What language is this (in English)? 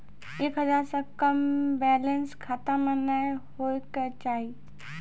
Maithili